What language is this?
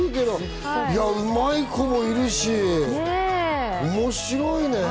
Japanese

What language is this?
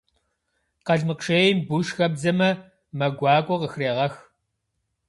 Kabardian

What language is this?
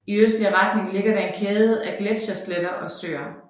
Danish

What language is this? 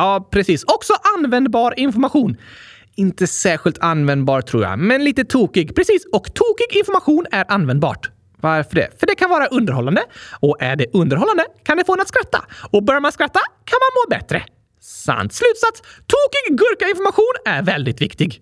Swedish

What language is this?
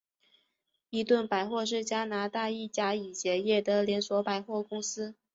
Chinese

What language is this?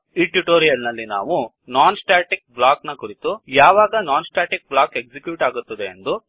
Kannada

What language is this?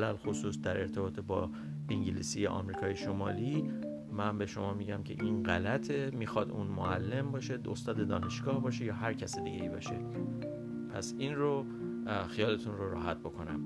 Persian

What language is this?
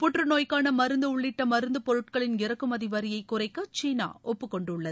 Tamil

